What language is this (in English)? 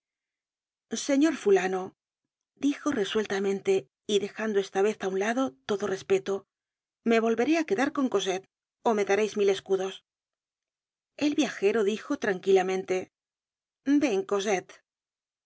Spanish